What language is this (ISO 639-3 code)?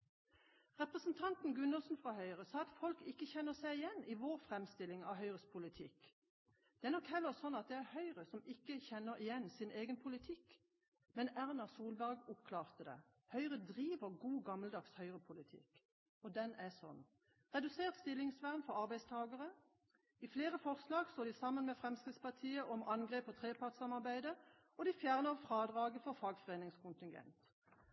nob